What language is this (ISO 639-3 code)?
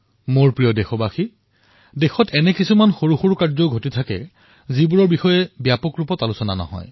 asm